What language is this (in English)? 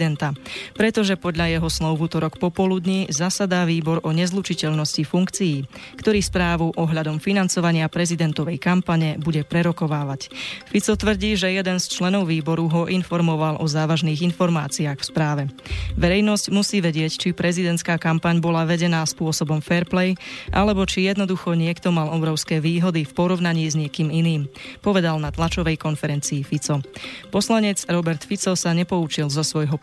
Slovak